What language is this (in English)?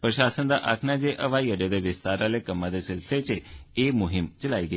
Dogri